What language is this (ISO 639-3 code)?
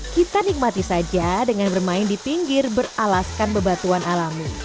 ind